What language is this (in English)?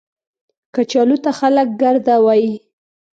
Pashto